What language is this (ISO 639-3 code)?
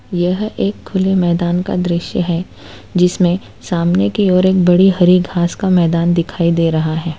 hin